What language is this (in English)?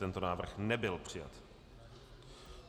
Czech